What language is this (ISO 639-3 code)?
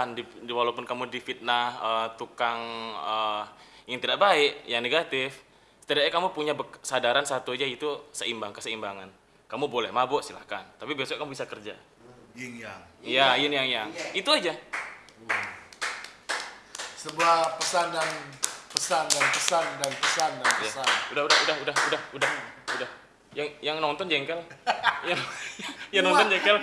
ind